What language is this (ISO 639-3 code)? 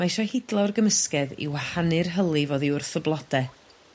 cym